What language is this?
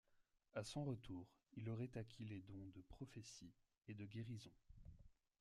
French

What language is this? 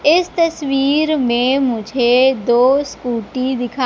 Hindi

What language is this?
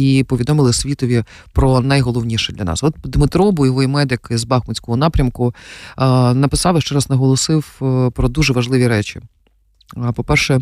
Ukrainian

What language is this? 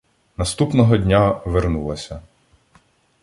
Ukrainian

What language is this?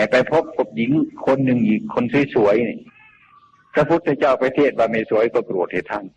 Thai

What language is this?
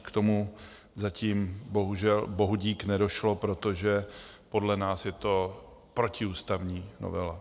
Czech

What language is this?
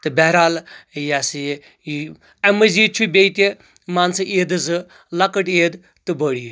Kashmiri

